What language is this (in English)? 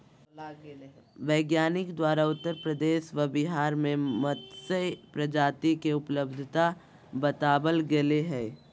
Magahi